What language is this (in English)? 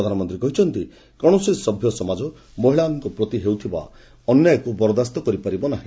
Odia